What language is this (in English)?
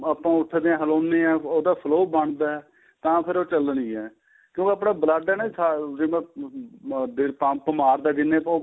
Punjabi